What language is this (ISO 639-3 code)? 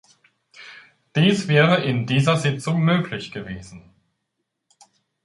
deu